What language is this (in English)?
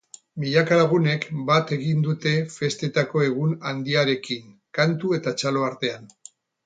Basque